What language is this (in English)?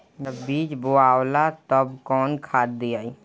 Bhojpuri